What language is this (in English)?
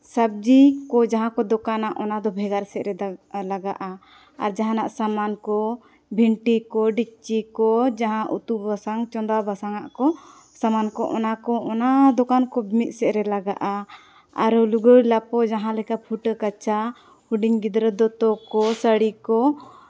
Santali